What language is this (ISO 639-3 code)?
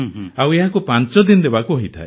ori